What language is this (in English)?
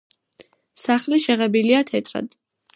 Georgian